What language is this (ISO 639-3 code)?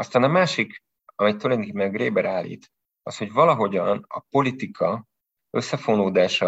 hun